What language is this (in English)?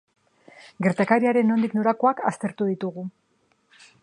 Basque